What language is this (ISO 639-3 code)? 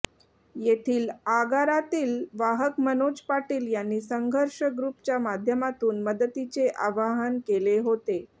mar